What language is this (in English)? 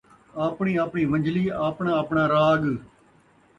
Saraiki